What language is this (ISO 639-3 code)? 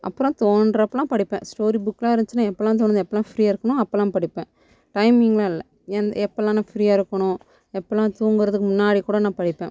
tam